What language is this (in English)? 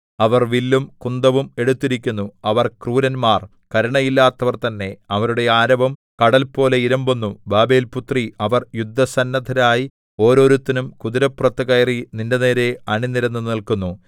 Malayalam